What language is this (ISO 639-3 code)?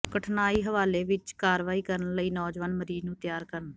pan